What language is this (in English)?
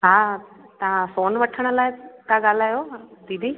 Sindhi